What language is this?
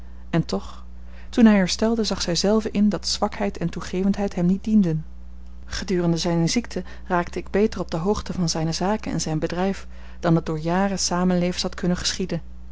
Dutch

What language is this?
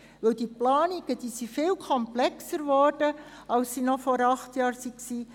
Swiss German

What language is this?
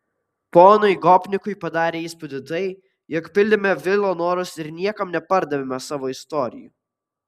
Lithuanian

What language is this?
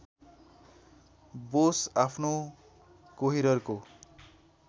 Nepali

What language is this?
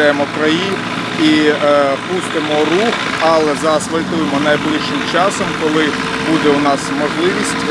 Ukrainian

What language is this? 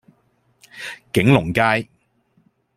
Cantonese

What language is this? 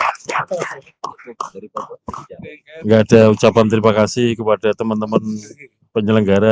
Indonesian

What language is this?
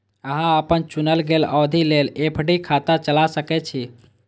Maithili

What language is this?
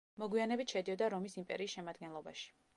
Georgian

